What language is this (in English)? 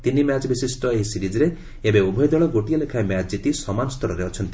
Odia